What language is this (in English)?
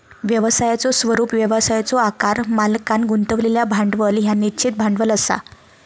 Marathi